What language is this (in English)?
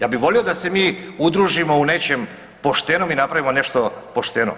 Croatian